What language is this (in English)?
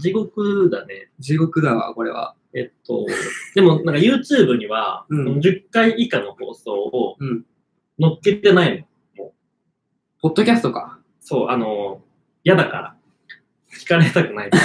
Japanese